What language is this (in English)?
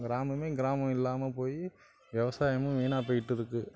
Tamil